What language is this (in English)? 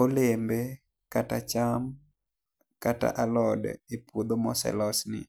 Luo (Kenya and Tanzania)